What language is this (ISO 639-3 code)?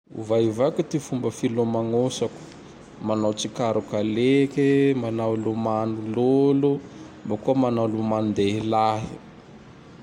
tdx